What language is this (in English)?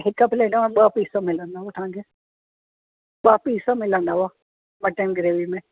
Sindhi